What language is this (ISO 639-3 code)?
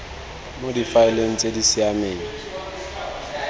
tsn